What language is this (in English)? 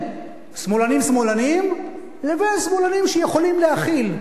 Hebrew